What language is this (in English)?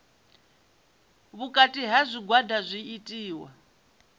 Venda